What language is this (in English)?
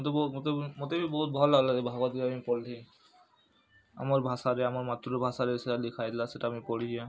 Odia